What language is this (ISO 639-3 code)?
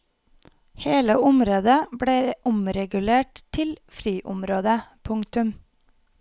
nor